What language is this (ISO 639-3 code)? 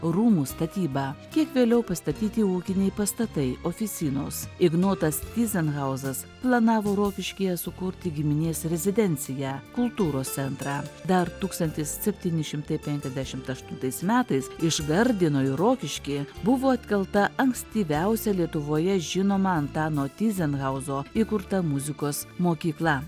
lit